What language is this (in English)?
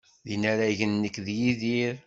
Kabyle